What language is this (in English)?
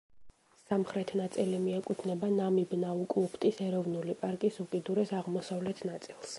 Georgian